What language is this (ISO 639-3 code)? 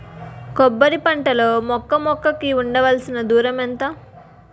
tel